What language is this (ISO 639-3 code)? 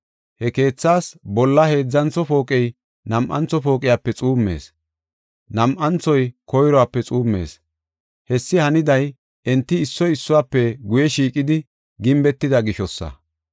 gof